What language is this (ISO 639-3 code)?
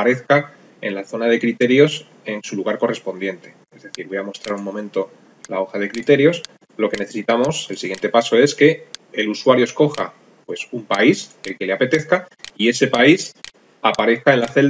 spa